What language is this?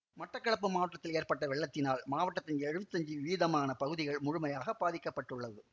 Tamil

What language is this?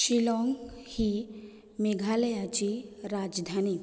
Konkani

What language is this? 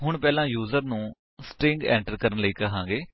Punjabi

